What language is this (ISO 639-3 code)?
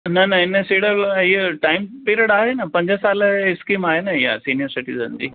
snd